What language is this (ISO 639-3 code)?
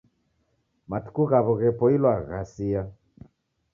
dav